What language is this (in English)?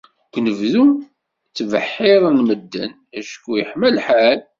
Kabyle